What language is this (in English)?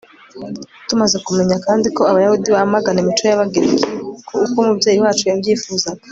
Kinyarwanda